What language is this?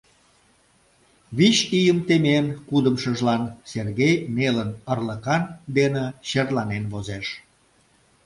Mari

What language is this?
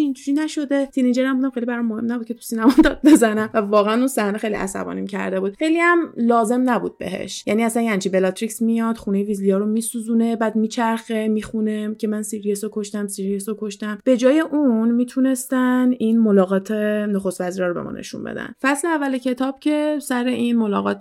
Persian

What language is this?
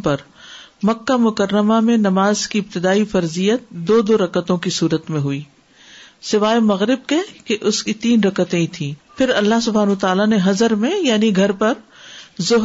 Urdu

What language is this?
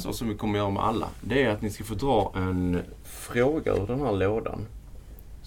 Swedish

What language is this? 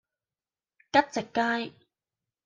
Cantonese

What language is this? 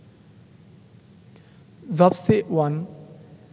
Bangla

